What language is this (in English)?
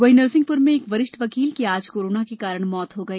Hindi